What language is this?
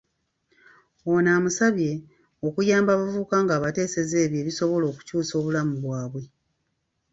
Ganda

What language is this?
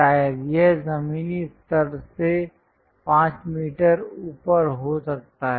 Hindi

